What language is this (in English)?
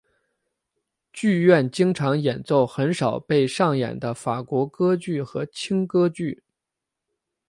Chinese